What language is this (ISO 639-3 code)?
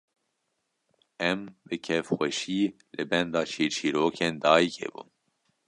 kur